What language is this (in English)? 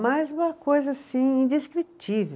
Portuguese